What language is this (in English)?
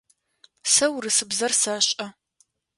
Adyghe